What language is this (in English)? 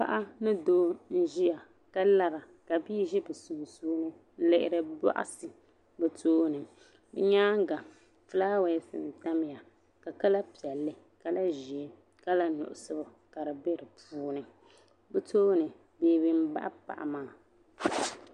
Dagbani